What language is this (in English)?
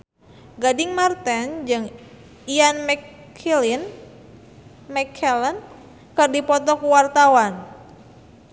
Sundanese